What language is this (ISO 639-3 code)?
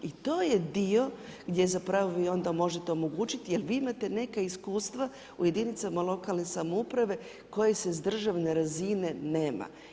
hrv